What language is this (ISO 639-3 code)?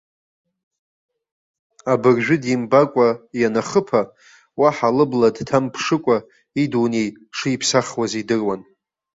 abk